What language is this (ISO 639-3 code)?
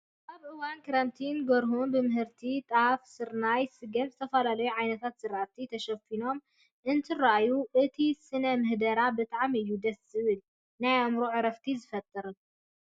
tir